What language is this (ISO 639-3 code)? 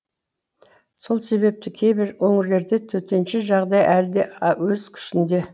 kaz